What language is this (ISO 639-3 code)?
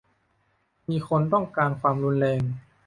tha